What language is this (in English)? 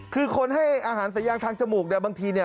Thai